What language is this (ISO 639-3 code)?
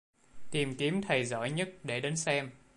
vie